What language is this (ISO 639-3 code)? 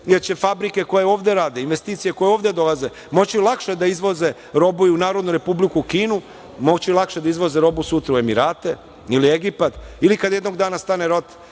srp